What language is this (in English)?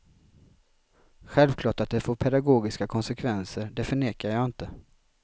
Swedish